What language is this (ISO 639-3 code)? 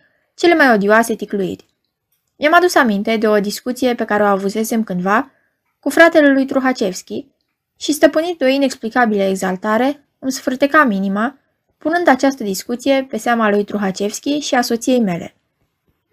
ron